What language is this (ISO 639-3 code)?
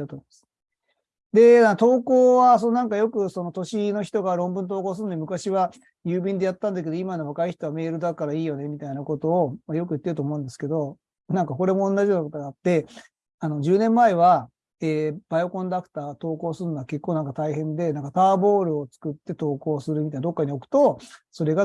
jpn